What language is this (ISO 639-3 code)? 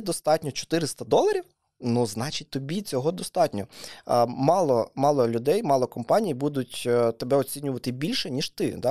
ukr